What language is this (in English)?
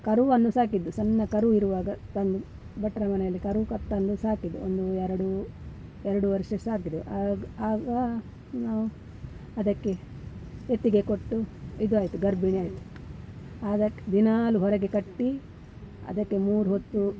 Kannada